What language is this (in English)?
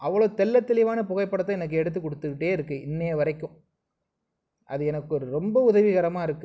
Tamil